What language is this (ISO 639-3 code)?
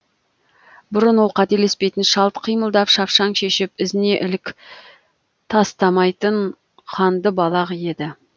kaz